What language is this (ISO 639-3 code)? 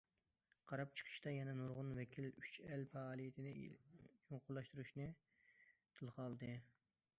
uig